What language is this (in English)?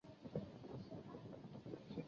Chinese